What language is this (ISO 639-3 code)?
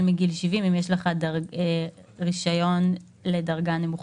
heb